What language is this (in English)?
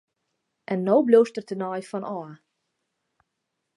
Western Frisian